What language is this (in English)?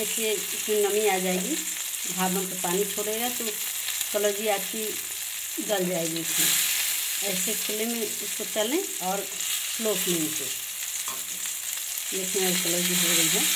Hindi